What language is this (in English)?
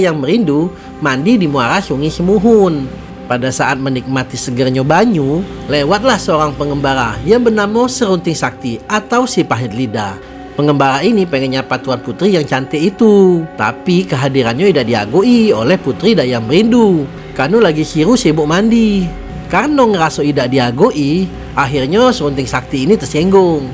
Indonesian